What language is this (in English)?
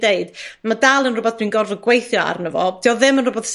Welsh